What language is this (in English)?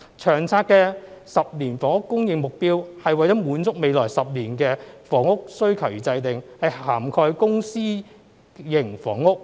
Cantonese